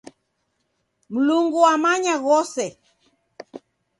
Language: Taita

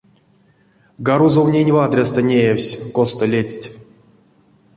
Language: Erzya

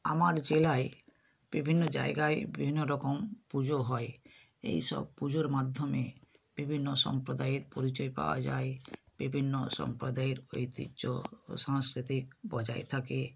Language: Bangla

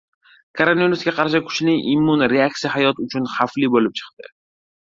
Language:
Uzbek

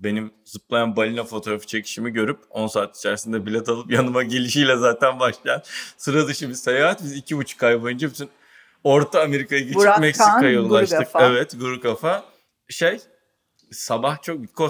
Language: Turkish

